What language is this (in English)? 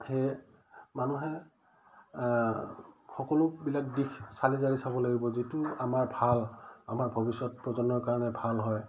Assamese